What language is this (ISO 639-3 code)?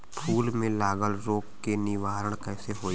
bho